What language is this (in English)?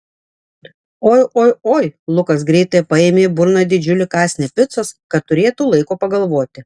Lithuanian